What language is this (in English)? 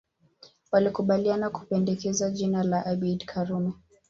Swahili